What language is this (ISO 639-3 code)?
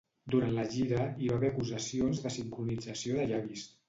cat